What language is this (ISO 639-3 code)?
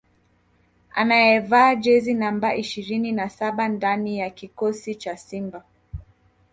swa